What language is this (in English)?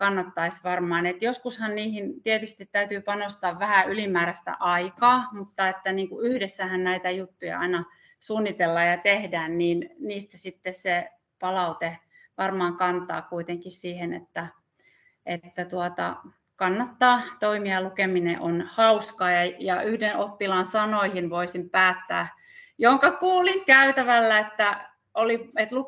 Finnish